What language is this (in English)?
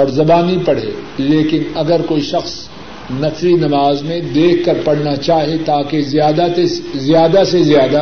Urdu